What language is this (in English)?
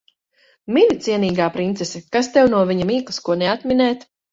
Latvian